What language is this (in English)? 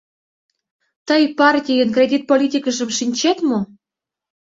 Mari